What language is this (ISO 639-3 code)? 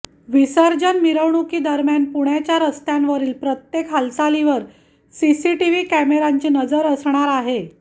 mar